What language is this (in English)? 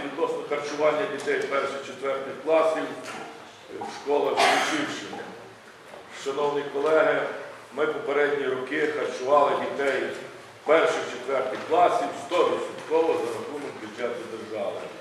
Ukrainian